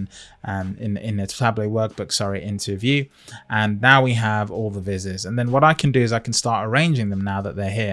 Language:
English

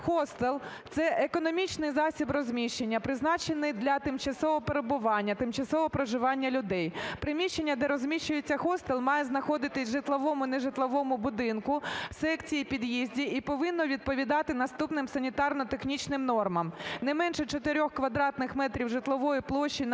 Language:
Ukrainian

